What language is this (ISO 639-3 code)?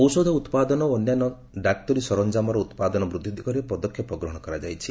ori